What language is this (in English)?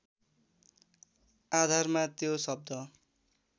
Nepali